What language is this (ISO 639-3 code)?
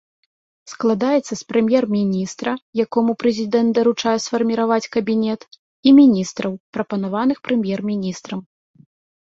bel